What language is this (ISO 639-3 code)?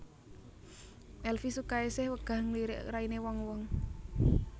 jav